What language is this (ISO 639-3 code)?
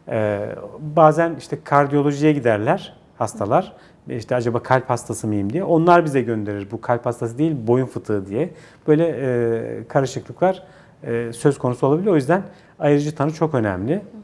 tur